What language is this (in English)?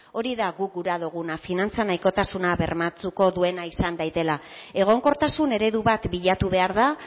Basque